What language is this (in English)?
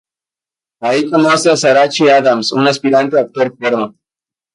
Spanish